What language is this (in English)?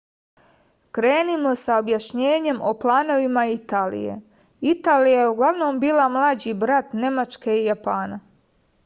Serbian